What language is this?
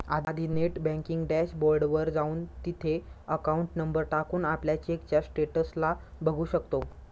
Marathi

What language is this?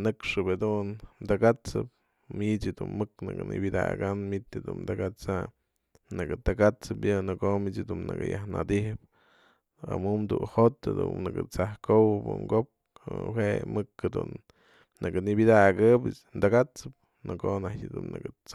Mazatlán Mixe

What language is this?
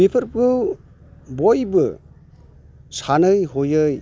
Bodo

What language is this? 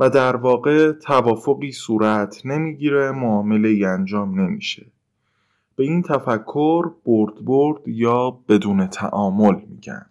Persian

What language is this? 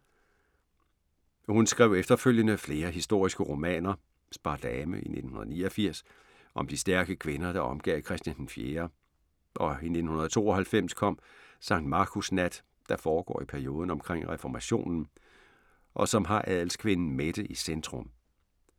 Danish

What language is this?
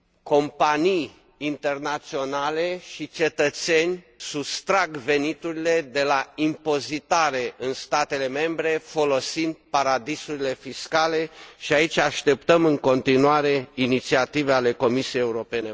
Romanian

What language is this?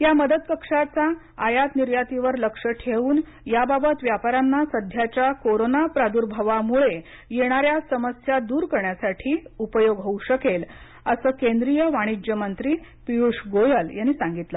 Marathi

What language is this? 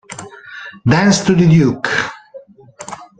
Italian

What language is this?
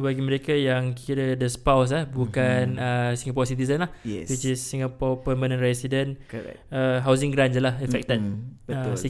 Malay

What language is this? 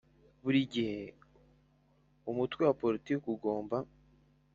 Kinyarwanda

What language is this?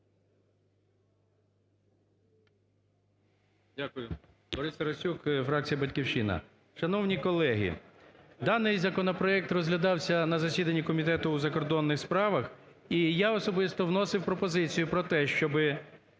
Ukrainian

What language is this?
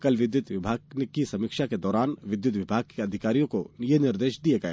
Hindi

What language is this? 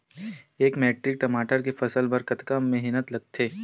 Chhattisgarhi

